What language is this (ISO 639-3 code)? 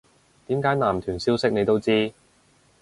yue